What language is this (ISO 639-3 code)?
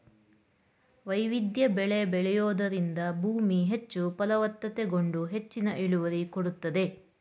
kan